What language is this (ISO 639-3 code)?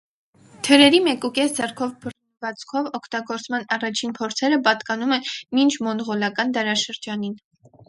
hye